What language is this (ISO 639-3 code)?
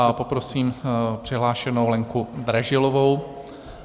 ces